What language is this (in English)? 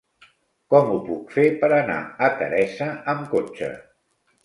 Catalan